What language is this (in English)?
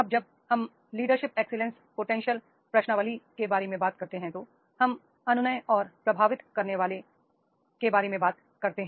Hindi